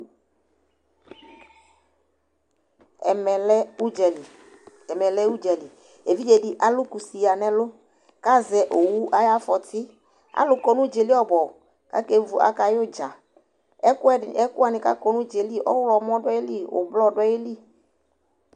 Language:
Ikposo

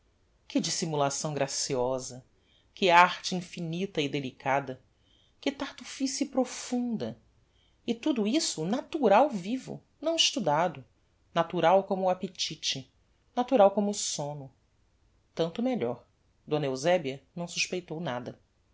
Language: Portuguese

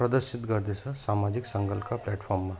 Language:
Nepali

